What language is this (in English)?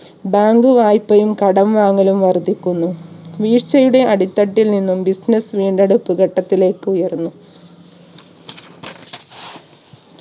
Malayalam